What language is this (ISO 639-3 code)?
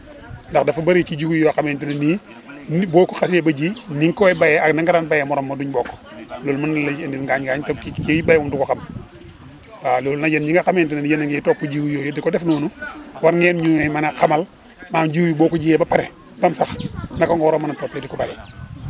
wol